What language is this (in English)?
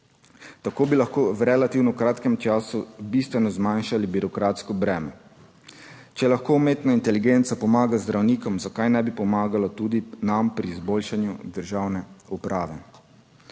Slovenian